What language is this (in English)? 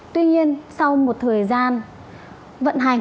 Vietnamese